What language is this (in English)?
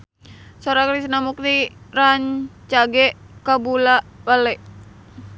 Sundanese